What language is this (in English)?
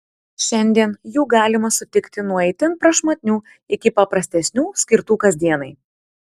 Lithuanian